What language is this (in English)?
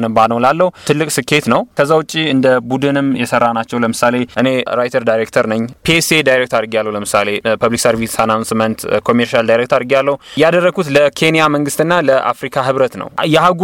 Amharic